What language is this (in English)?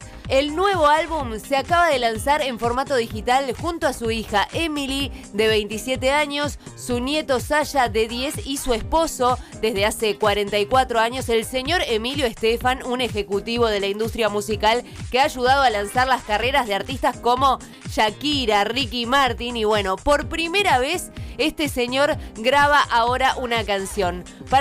Spanish